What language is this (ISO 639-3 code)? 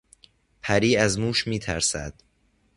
fas